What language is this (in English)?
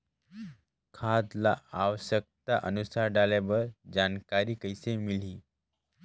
Chhattisgarhi